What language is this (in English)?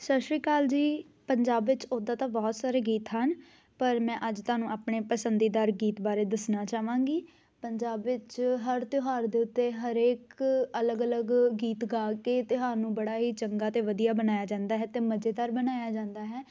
Punjabi